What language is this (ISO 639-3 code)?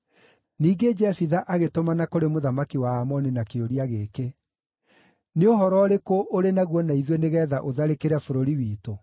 kik